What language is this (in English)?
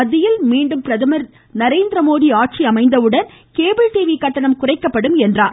Tamil